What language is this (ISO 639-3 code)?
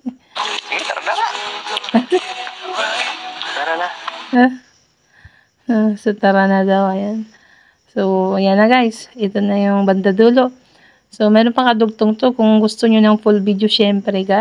fil